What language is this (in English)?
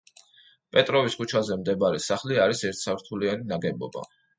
Georgian